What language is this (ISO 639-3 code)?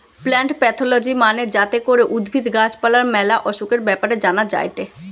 ben